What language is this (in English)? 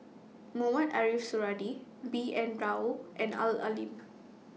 English